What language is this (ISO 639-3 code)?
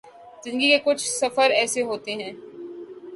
urd